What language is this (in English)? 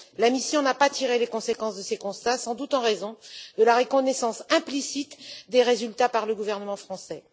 French